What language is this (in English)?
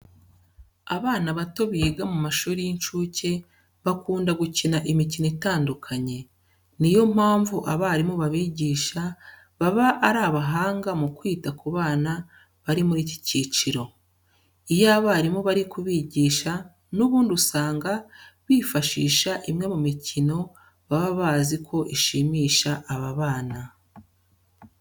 Kinyarwanda